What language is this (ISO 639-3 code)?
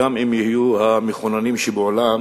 heb